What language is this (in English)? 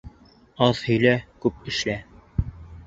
Bashkir